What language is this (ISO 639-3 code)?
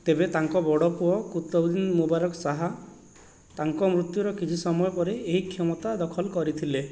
ori